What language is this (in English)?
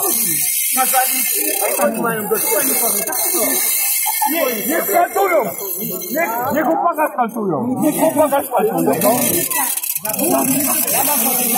Polish